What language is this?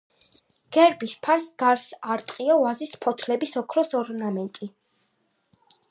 Georgian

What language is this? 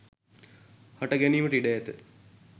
Sinhala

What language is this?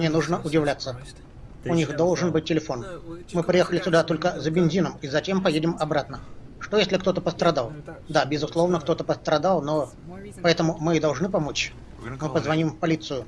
Russian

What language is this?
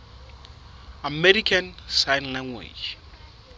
Southern Sotho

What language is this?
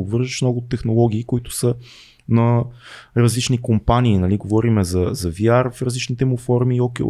Bulgarian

